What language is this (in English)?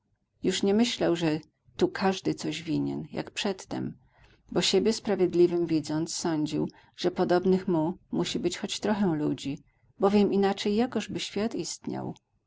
Polish